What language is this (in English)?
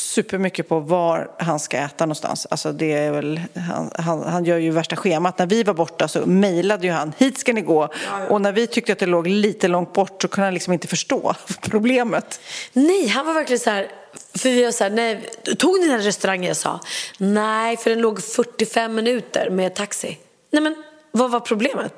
Swedish